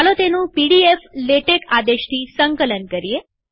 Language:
Gujarati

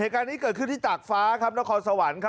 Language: Thai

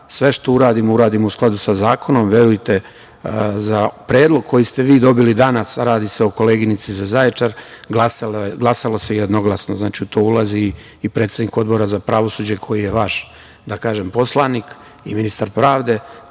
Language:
Serbian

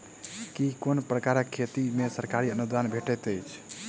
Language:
Maithili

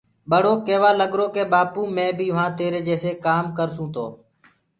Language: Gurgula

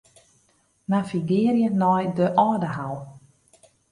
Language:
Western Frisian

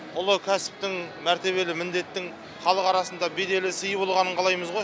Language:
Kazakh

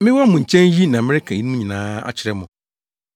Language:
Akan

